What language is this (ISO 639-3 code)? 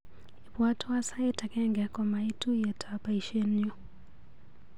kln